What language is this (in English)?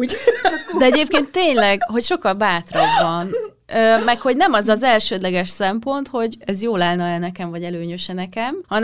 Hungarian